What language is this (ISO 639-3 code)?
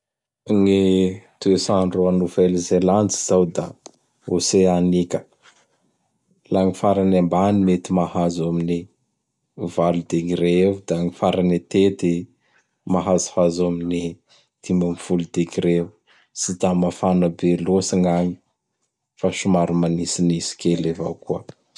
bhr